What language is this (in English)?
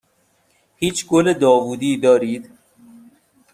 Persian